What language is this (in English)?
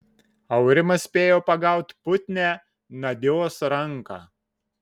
Lithuanian